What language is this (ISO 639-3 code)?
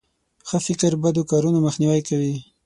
pus